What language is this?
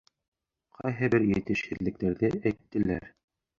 Bashkir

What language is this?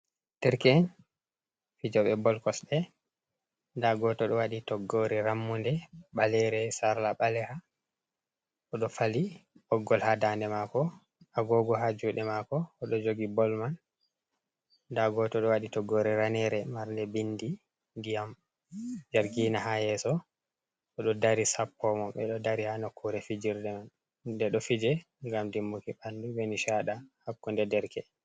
Fula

